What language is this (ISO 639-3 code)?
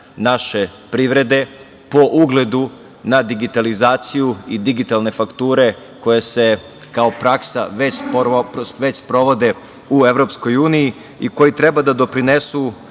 srp